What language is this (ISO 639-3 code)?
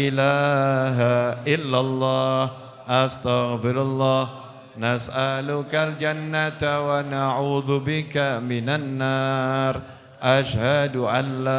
ind